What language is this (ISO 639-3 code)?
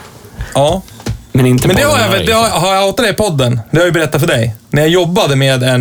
swe